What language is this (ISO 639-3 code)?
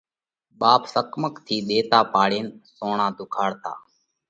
kvx